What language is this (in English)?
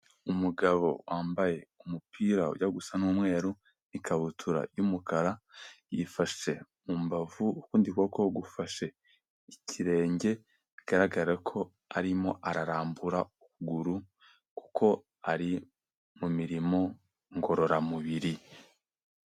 Kinyarwanda